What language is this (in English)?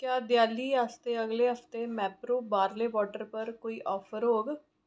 Dogri